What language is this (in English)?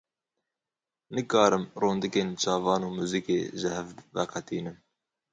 Kurdish